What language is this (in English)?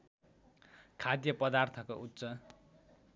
Nepali